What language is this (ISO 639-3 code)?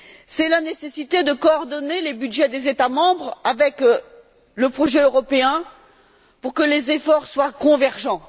fra